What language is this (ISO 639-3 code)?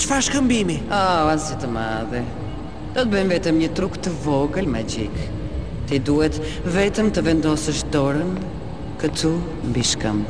ron